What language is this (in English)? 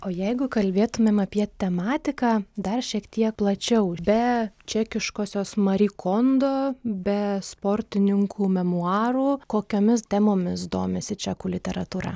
Lithuanian